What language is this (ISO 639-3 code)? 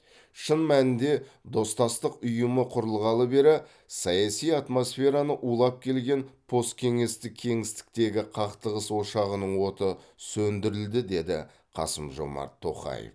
kaz